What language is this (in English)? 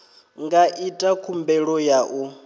Venda